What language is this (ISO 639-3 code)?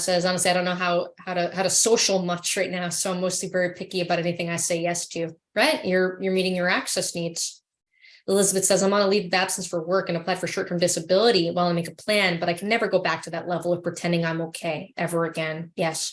eng